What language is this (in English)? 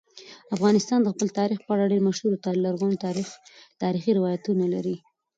Pashto